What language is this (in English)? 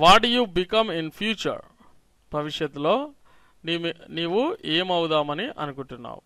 Hindi